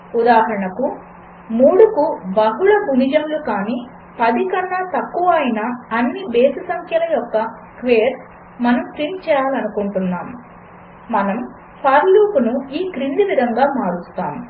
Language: Telugu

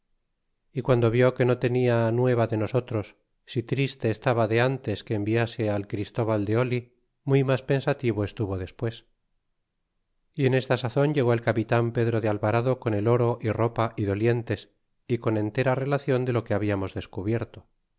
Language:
Spanish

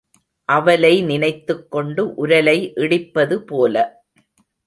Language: Tamil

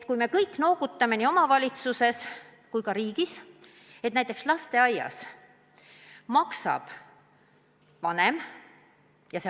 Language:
Estonian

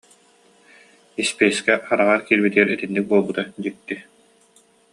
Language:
Yakut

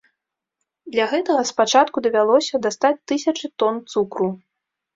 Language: Belarusian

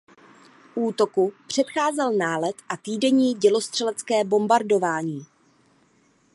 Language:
Czech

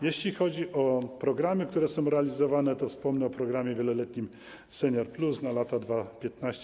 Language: Polish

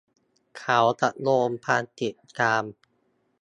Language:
Thai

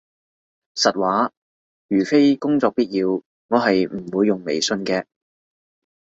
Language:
Cantonese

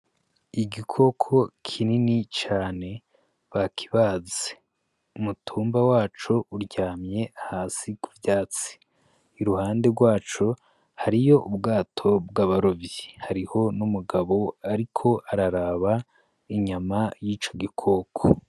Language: Rundi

